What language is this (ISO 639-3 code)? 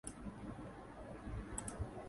tha